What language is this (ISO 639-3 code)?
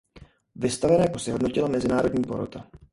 ces